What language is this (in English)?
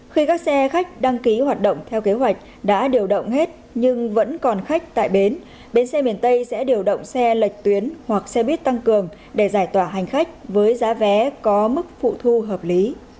Vietnamese